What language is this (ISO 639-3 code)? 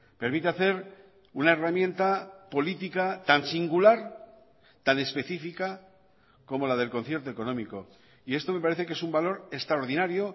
spa